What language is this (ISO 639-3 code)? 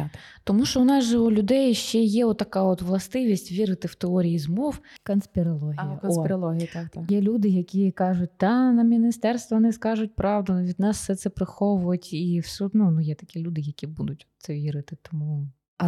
ukr